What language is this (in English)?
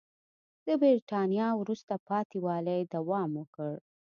Pashto